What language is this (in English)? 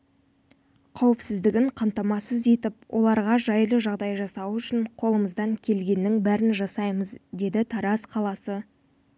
Kazakh